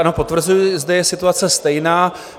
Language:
Czech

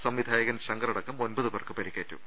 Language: Malayalam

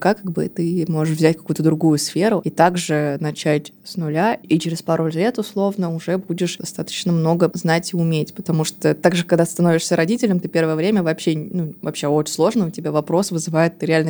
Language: Russian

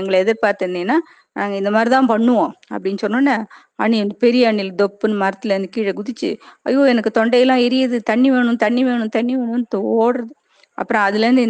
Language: Tamil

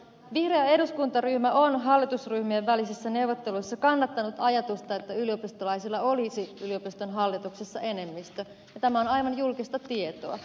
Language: Finnish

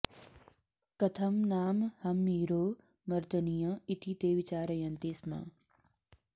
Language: Sanskrit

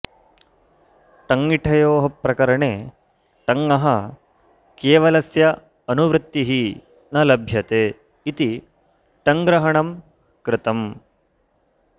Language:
Sanskrit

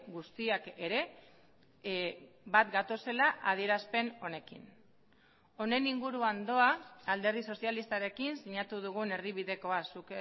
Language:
Basque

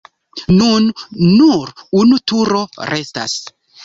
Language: Esperanto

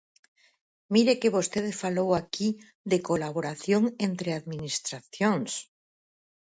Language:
Galician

